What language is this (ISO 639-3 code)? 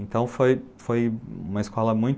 por